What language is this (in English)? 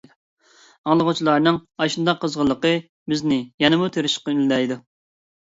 Uyghur